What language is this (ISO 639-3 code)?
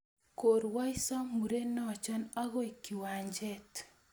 kln